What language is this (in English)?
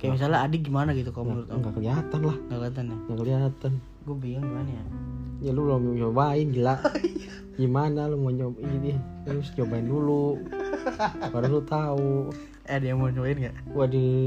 Indonesian